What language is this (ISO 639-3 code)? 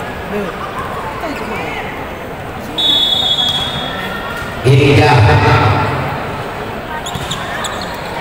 ind